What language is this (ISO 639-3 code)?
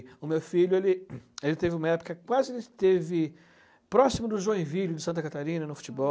por